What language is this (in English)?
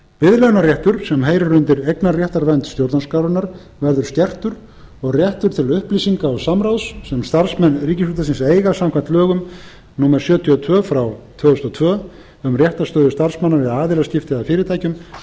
Icelandic